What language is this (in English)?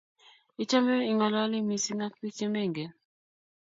Kalenjin